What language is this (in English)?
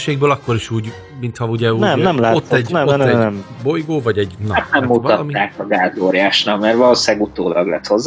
Hungarian